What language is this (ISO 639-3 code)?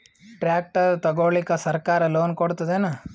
kan